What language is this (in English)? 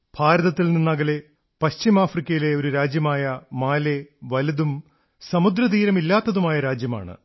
Malayalam